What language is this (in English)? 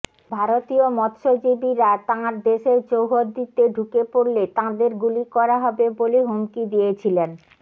Bangla